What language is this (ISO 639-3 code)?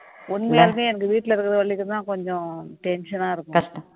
tam